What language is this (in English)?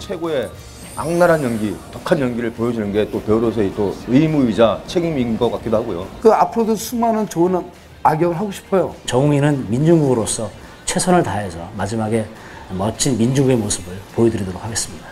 Korean